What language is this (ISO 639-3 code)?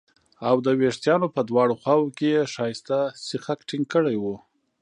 pus